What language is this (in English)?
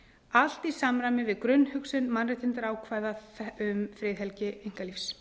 Icelandic